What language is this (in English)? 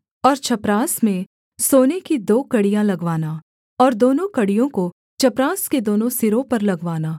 Hindi